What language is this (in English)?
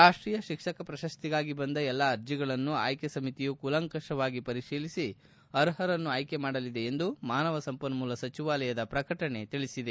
Kannada